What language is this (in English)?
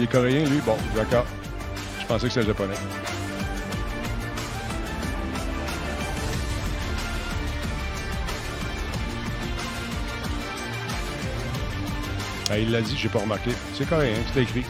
French